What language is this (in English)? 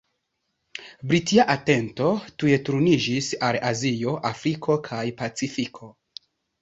Esperanto